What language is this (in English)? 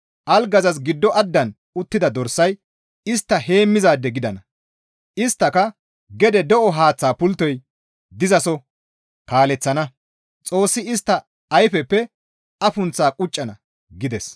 Gamo